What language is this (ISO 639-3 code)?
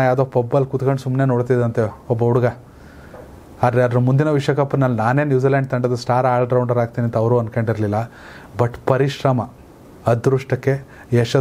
ron